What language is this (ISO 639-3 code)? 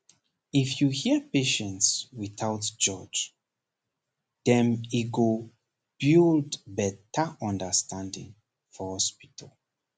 pcm